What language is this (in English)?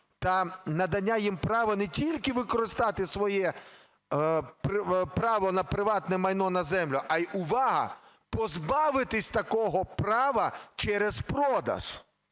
Ukrainian